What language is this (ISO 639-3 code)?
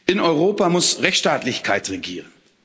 deu